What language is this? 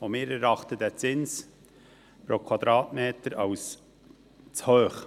Swiss German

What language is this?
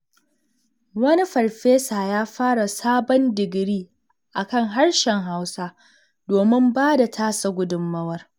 Hausa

